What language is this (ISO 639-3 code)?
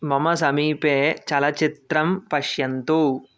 san